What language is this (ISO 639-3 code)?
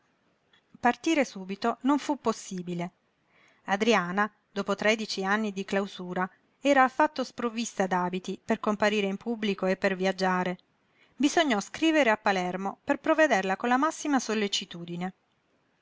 ita